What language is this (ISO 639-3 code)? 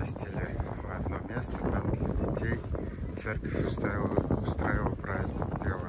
rus